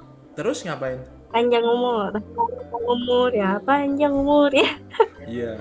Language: Indonesian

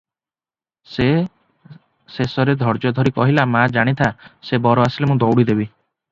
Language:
Odia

